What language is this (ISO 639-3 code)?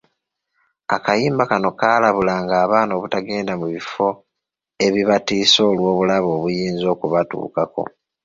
lug